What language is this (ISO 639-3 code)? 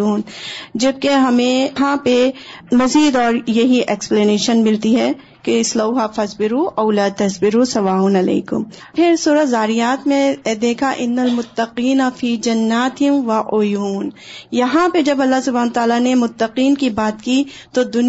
urd